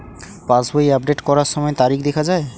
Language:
Bangla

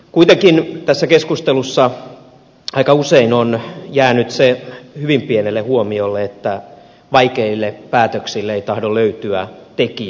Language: Finnish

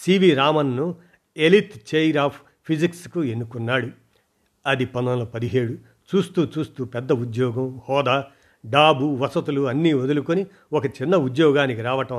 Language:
Telugu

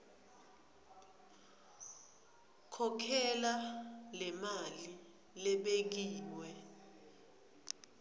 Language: Swati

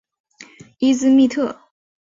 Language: Chinese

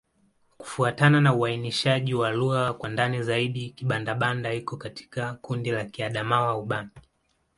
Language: Swahili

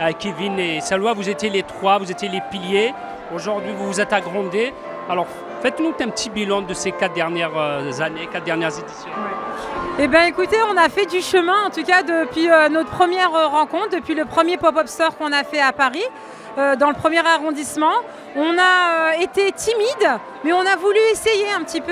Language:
French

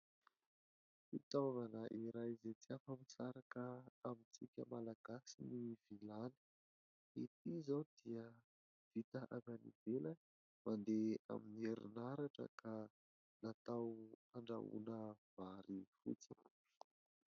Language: Malagasy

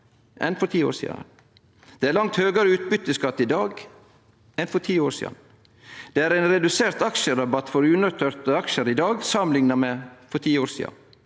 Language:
Norwegian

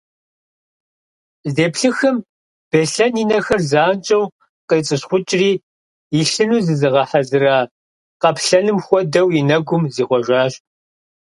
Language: Kabardian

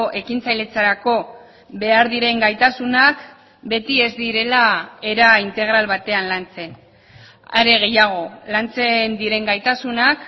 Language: Basque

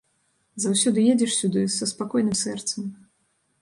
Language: Belarusian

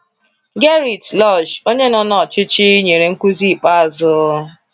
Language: Igbo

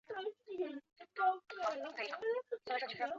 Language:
Chinese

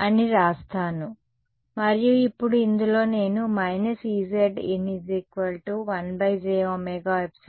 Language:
Telugu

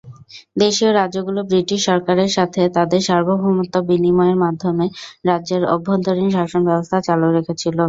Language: Bangla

